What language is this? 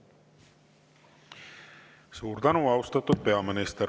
Estonian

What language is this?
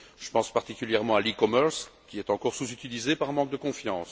French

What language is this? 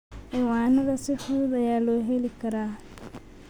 Somali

